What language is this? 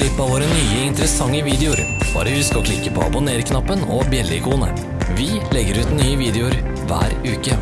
Norwegian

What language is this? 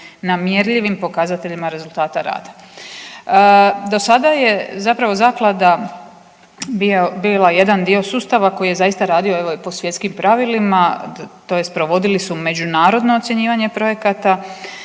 Croatian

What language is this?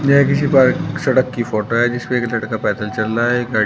Hindi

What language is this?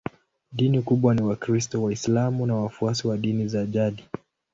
Swahili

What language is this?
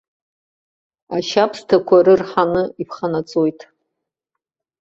Abkhazian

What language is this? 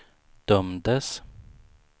Swedish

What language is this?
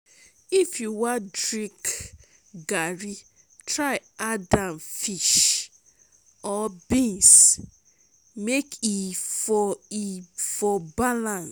Nigerian Pidgin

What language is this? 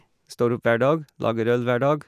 Norwegian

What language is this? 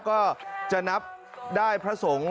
Thai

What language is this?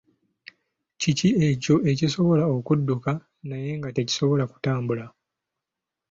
Ganda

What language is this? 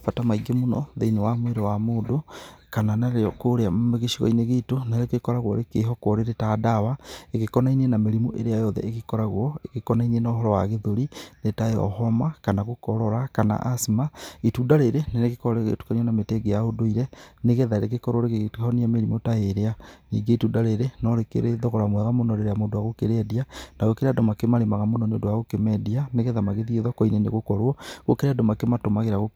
Kikuyu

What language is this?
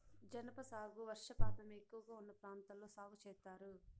Telugu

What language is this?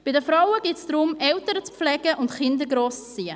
Swiss German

